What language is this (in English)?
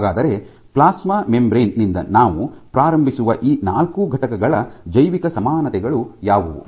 Kannada